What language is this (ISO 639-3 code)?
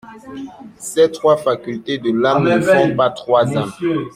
fra